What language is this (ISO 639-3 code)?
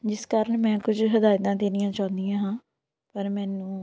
pan